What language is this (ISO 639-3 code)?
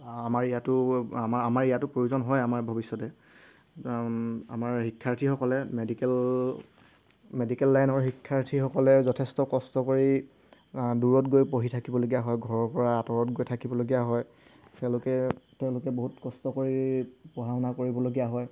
asm